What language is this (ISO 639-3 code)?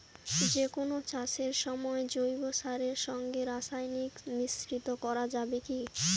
ben